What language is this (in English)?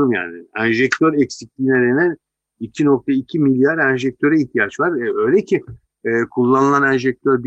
Turkish